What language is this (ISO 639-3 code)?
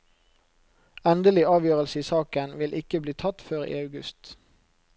nor